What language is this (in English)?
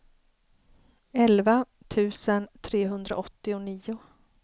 Swedish